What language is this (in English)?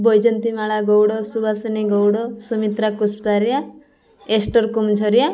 Odia